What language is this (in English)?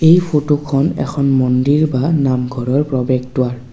Assamese